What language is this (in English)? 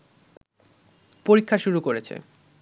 Bangla